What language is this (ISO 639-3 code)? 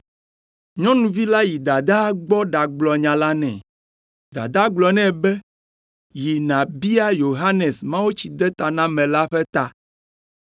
ewe